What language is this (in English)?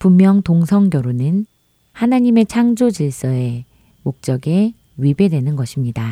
Korean